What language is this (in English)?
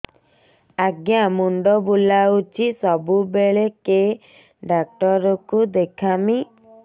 Odia